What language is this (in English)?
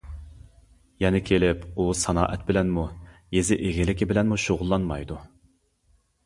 Uyghur